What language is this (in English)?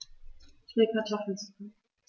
German